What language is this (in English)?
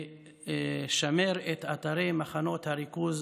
Hebrew